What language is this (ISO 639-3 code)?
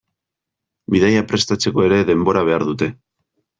eus